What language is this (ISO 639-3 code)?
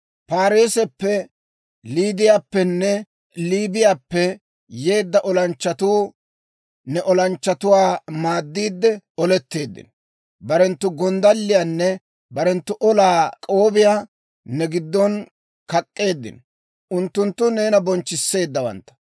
dwr